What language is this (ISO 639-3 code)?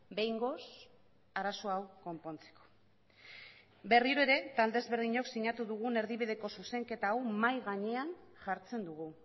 eus